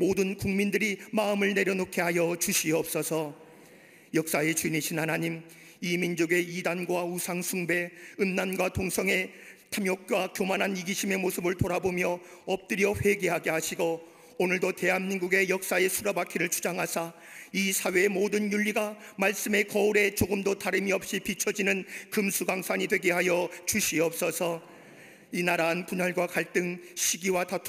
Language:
Korean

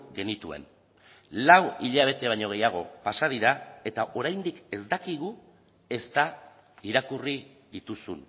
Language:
Basque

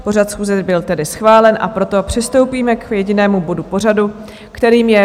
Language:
Czech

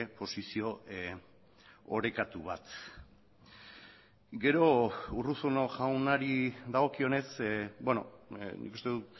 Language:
Basque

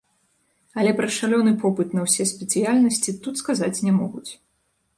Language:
Belarusian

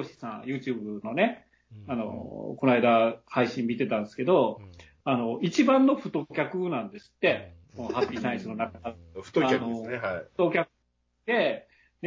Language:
Japanese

